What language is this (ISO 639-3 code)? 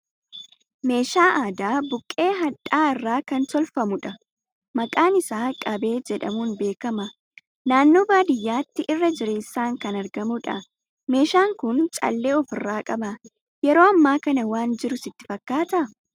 orm